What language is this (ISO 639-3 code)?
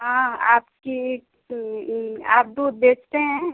hin